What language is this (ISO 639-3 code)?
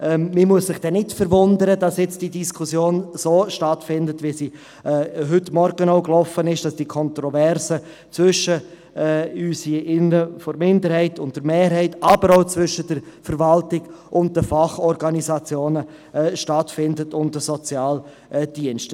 gsw